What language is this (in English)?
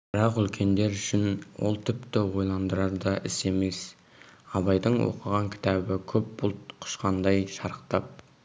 Kazakh